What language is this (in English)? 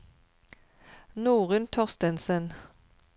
Norwegian